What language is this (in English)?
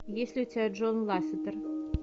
Russian